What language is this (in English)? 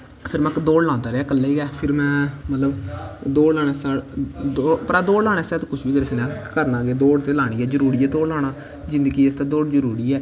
Dogri